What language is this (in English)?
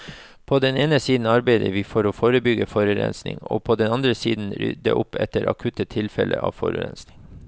Norwegian